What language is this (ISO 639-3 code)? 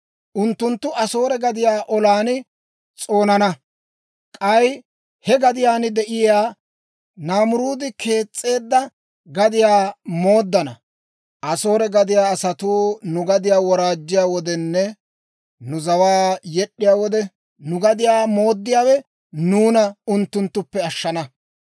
dwr